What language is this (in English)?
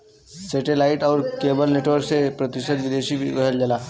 Bhojpuri